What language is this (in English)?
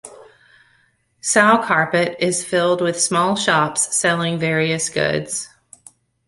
English